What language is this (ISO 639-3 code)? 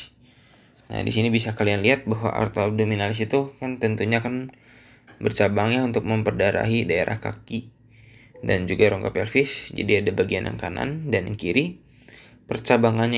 ind